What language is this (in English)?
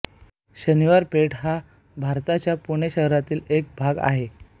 Marathi